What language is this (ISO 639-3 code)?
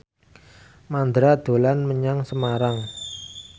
jav